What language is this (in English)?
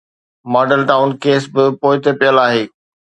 Sindhi